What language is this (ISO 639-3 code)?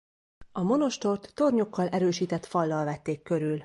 hun